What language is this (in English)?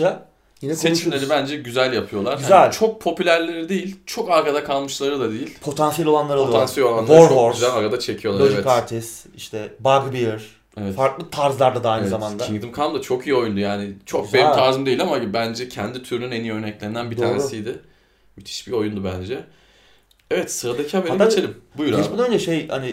Turkish